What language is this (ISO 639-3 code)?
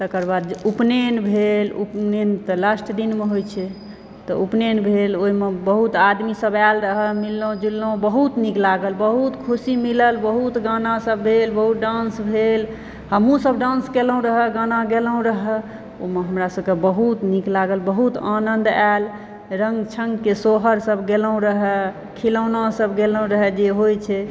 mai